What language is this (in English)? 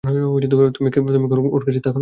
Bangla